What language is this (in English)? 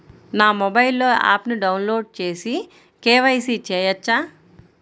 Telugu